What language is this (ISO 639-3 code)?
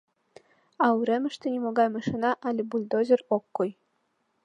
chm